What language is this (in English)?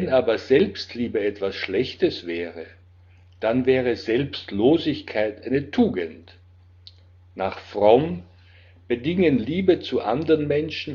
German